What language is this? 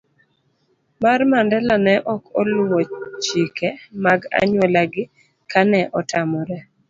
Luo (Kenya and Tanzania)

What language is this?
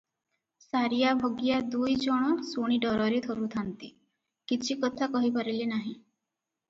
Odia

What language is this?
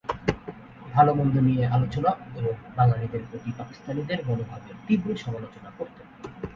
Bangla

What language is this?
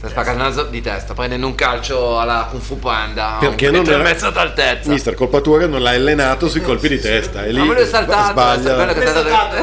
Italian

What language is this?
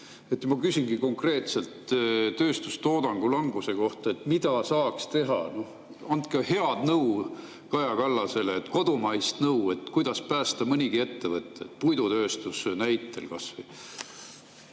Estonian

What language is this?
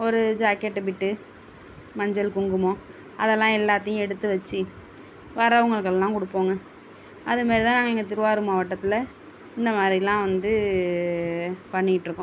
Tamil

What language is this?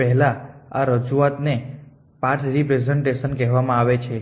Gujarati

